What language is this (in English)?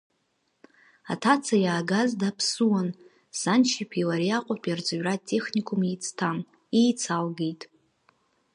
Abkhazian